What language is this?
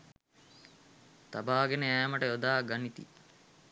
Sinhala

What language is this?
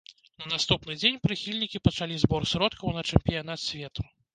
Belarusian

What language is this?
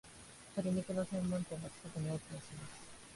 Japanese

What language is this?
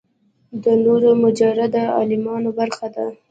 Pashto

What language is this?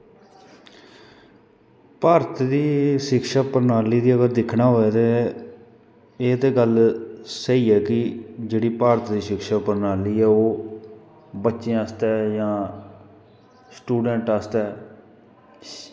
Dogri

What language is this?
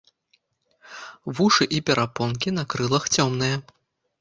Belarusian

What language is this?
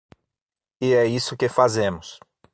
Portuguese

